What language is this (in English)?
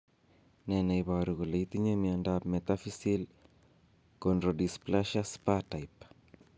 Kalenjin